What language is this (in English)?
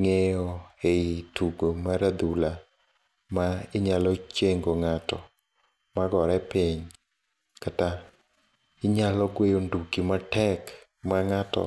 Luo (Kenya and Tanzania)